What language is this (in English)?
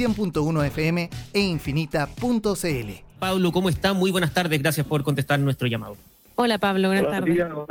Spanish